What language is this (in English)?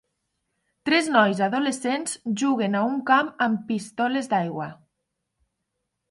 Catalan